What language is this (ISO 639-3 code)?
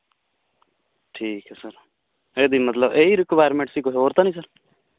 pan